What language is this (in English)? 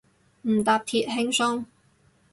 Cantonese